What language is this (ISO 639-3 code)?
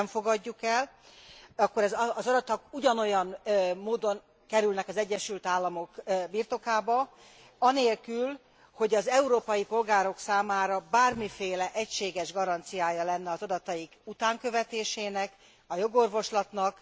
hun